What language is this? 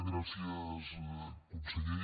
Catalan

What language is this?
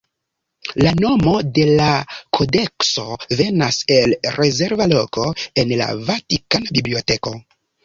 Esperanto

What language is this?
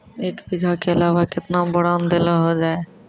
Maithili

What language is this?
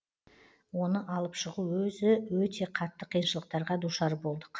Kazakh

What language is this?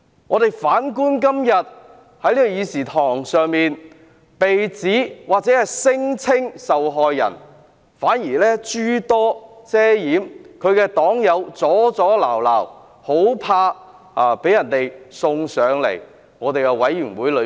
Cantonese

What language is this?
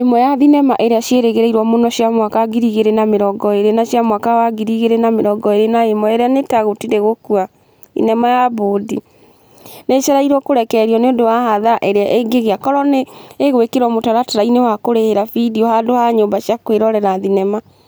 Kikuyu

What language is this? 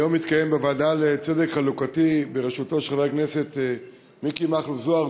Hebrew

